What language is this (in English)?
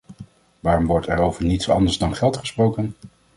Dutch